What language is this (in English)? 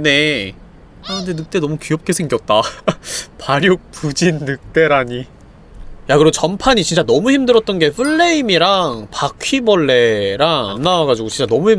Korean